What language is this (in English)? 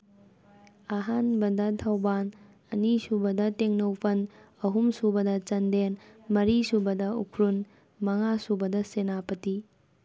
Manipuri